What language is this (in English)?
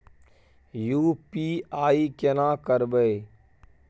Maithili